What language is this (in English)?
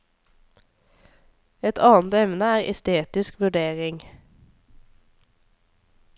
Norwegian